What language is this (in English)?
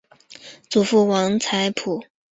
Chinese